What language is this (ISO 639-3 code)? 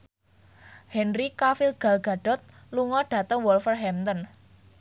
jav